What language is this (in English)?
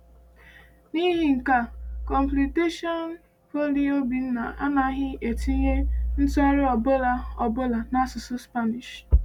Igbo